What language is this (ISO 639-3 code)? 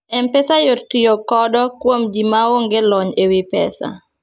luo